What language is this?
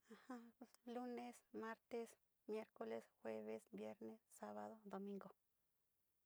Sinicahua Mixtec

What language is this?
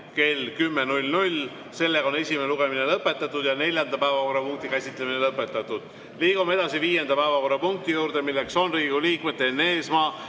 Estonian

